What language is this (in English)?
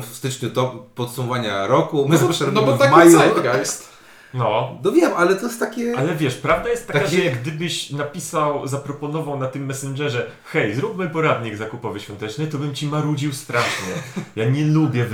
Polish